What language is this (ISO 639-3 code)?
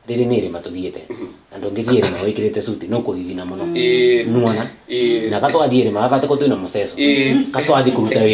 ita